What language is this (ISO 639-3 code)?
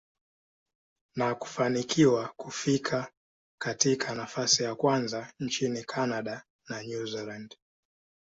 swa